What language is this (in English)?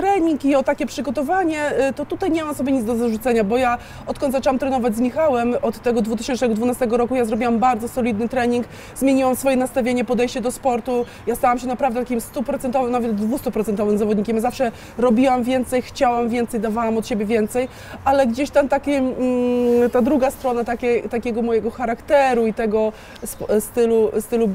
Polish